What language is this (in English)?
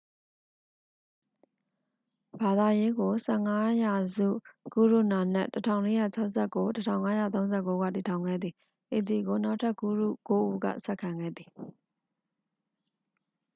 Burmese